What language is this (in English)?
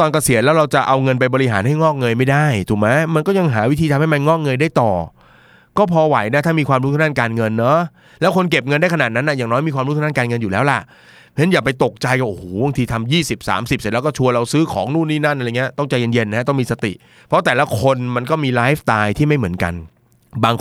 Thai